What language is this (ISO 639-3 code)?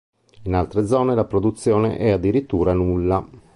ita